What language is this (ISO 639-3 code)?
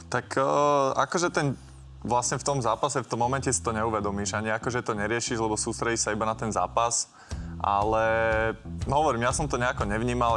slk